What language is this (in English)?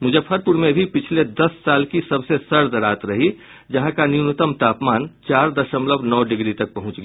Hindi